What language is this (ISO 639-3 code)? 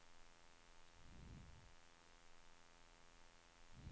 swe